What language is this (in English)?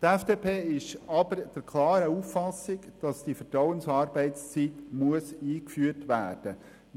Swiss German